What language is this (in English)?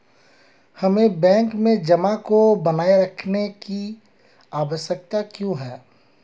Hindi